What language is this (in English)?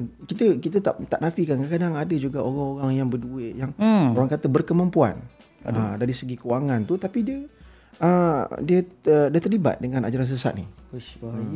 Malay